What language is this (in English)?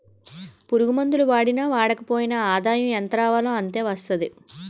Telugu